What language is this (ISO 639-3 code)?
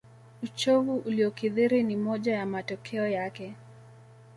swa